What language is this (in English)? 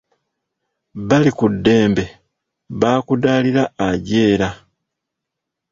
Ganda